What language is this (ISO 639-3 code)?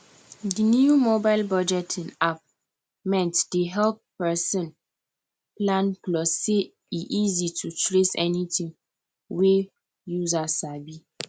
pcm